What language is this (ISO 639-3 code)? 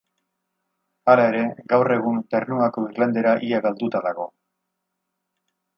eus